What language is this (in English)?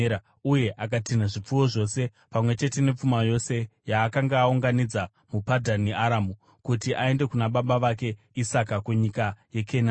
Shona